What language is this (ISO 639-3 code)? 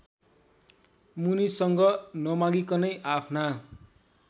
nep